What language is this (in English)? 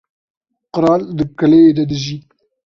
Kurdish